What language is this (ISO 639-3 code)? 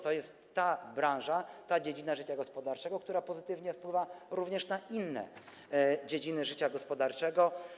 pol